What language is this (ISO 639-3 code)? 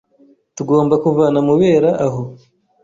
kin